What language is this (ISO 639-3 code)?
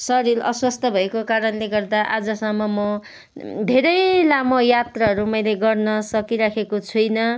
nep